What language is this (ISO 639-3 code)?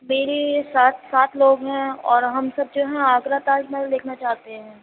urd